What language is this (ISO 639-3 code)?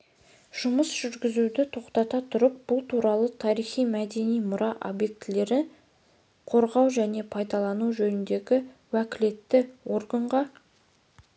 kaz